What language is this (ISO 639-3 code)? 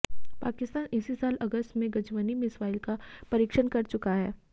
hin